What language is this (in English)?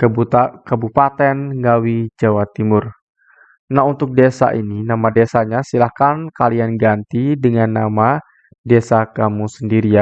Indonesian